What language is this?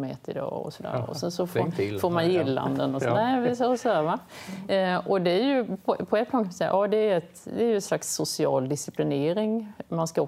Swedish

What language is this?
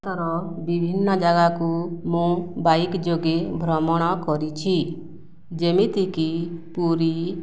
Odia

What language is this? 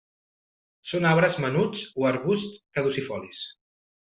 Catalan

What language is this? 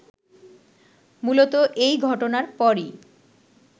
Bangla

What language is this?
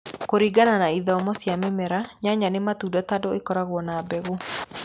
Kikuyu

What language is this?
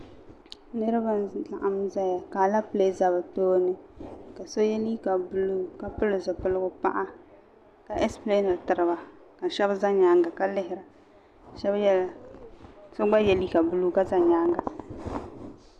Dagbani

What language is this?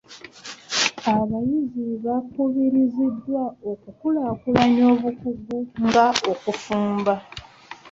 Ganda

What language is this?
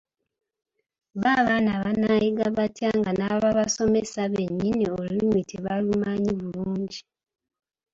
Ganda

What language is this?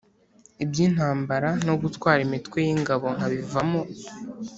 Kinyarwanda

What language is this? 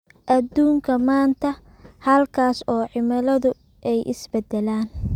Somali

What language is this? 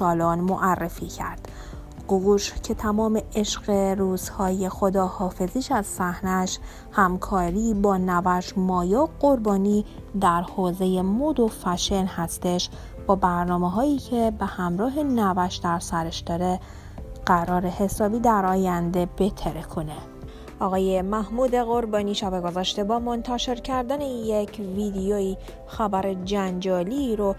Persian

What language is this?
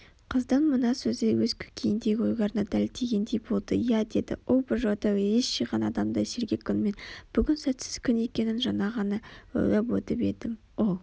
Kazakh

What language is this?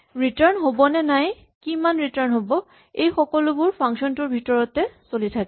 Assamese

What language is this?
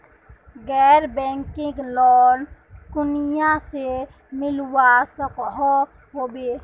Magahi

